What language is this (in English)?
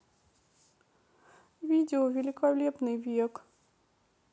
Russian